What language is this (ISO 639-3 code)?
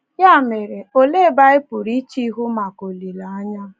ibo